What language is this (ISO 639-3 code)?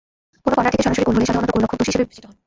ben